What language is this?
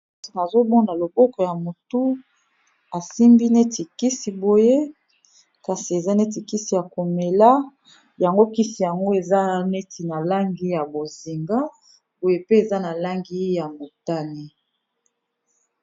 Lingala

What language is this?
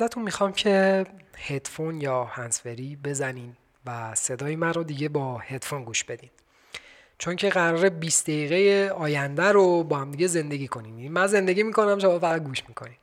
Persian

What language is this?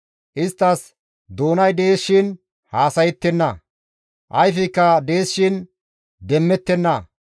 Gamo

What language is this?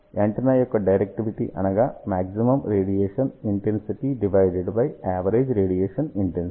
Telugu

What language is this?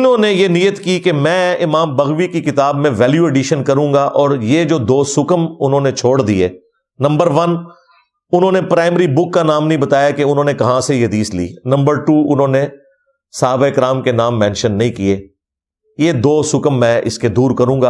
Urdu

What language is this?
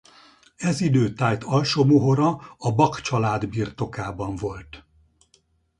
Hungarian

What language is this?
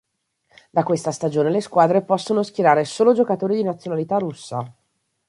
Italian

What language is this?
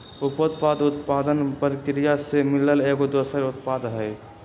Magahi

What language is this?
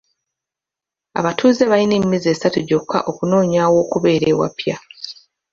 Ganda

